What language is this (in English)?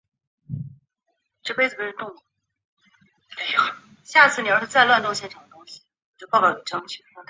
Chinese